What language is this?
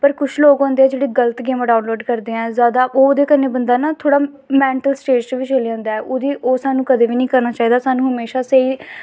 Dogri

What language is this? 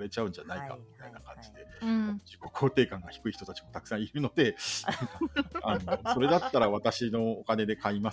Japanese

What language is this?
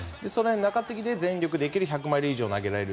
Japanese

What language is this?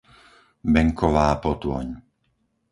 Slovak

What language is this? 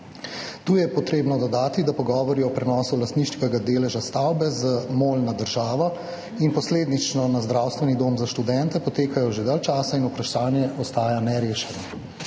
Slovenian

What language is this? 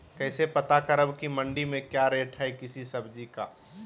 Magahi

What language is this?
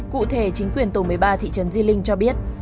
Vietnamese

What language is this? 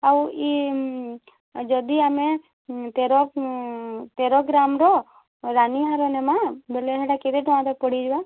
Odia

